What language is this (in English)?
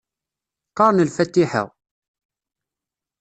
Kabyle